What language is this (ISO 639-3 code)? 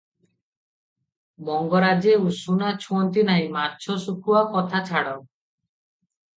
ori